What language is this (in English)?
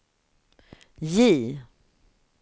Swedish